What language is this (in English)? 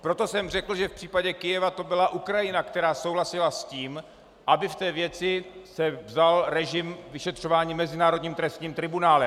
Czech